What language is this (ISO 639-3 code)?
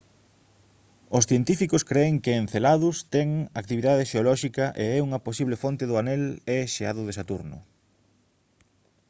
glg